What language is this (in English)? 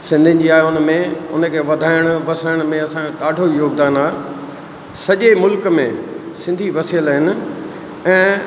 Sindhi